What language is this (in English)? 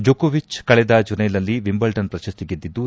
Kannada